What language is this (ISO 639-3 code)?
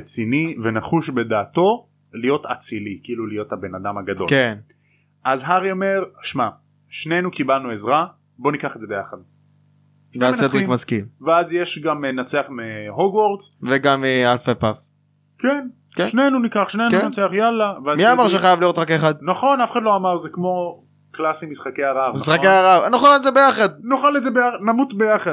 heb